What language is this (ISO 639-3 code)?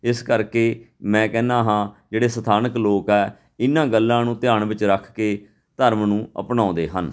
pan